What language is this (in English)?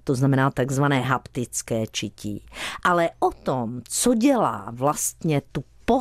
Czech